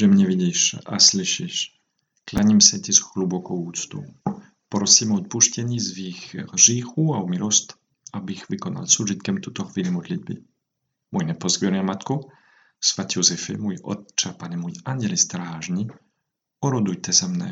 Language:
Czech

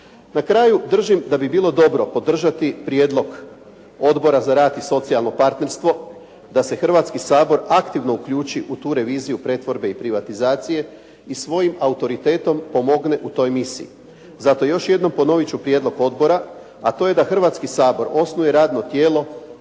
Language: Croatian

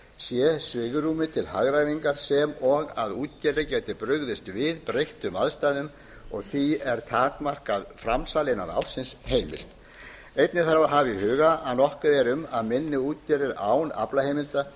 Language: Icelandic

